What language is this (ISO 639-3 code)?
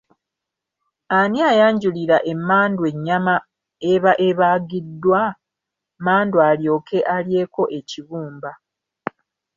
lug